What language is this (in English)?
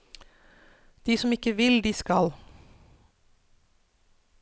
Norwegian